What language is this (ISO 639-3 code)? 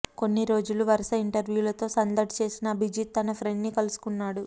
tel